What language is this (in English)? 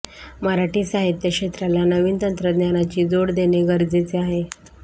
Marathi